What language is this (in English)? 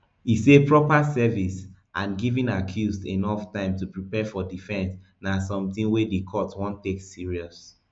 Nigerian Pidgin